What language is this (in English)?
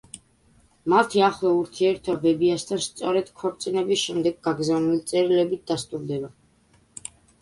Georgian